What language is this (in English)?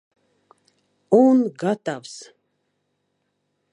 Latvian